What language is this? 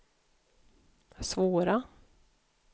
Swedish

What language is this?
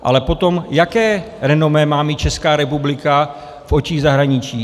Czech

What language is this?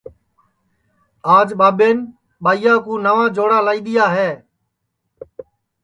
Sansi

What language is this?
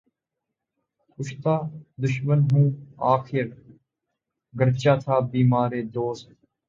Urdu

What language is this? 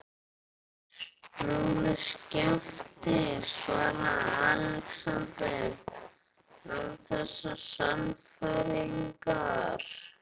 Icelandic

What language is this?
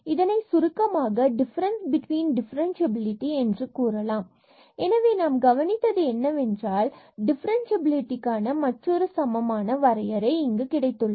Tamil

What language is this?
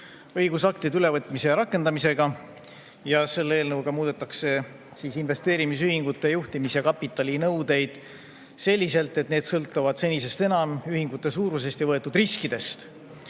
Estonian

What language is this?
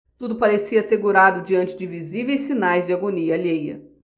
Portuguese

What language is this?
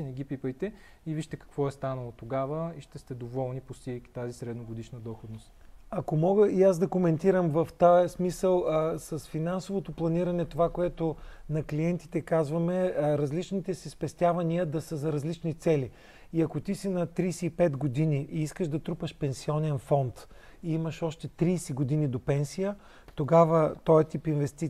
Bulgarian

